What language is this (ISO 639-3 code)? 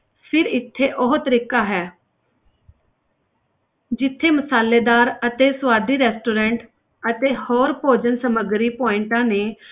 pan